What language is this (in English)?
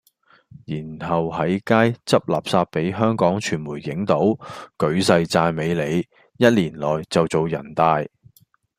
Cantonese